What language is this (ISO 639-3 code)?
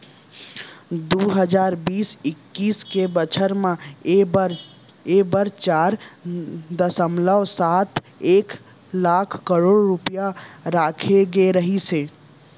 hne